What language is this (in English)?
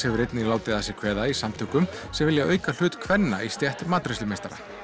Icelandic